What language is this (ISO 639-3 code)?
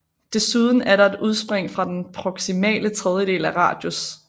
dan